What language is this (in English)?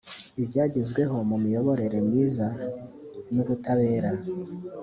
Kinyarwanda